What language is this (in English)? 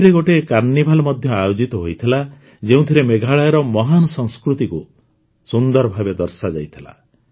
Odia